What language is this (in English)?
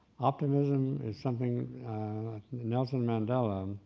English